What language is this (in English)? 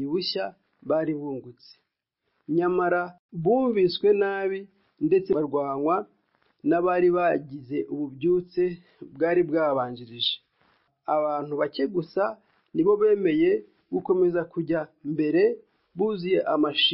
Swahili